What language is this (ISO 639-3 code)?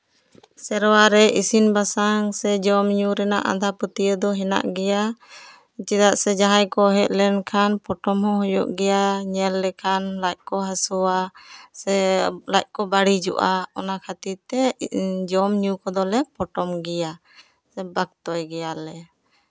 sat